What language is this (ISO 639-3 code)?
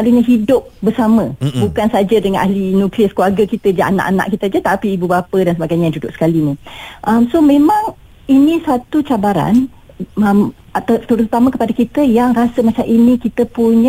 msa